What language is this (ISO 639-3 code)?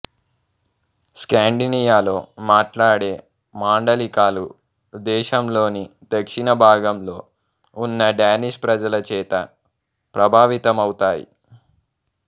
tel